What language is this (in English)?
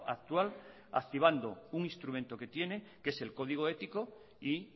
Spanish